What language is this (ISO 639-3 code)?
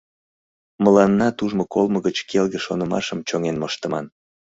chm